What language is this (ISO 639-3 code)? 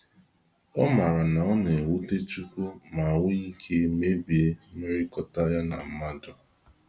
ibo